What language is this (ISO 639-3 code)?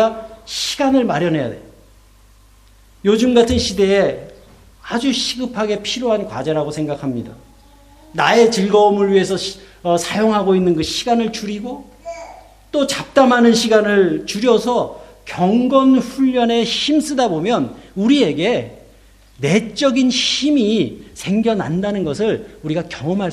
kor